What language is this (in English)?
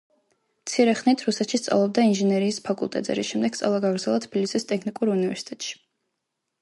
Georgian